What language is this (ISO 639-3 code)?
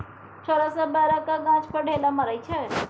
mai